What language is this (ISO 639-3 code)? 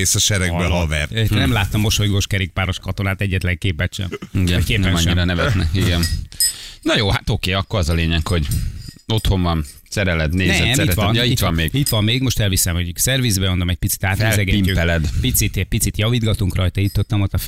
hun